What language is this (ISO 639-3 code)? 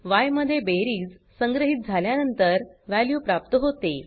mar